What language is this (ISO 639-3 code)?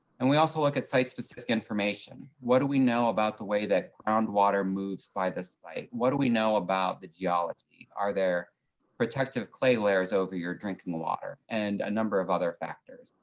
eng